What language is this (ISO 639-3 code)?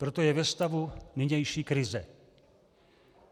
ces